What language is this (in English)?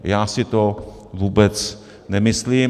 Czech